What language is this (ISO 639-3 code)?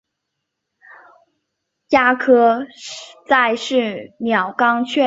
zho